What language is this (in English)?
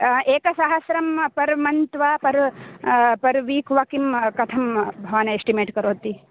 Sanskrit